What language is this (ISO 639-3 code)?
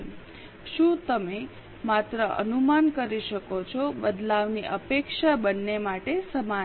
guj